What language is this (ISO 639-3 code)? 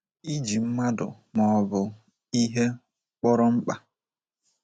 ibo